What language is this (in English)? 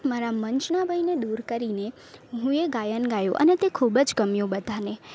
Gujarati